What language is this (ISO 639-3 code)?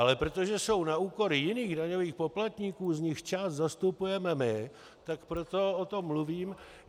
ces